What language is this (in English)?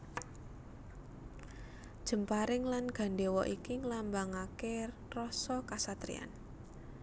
Javanese